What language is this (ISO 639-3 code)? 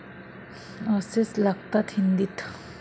mar